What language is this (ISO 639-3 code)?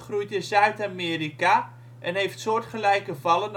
nld